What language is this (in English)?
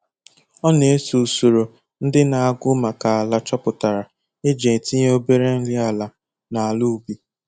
Igbo